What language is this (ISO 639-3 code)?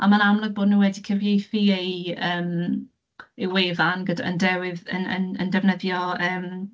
cym